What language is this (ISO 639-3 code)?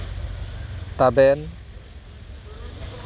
sat